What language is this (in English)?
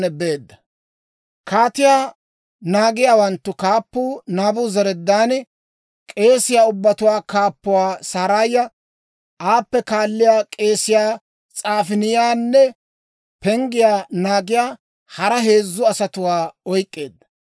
Dawro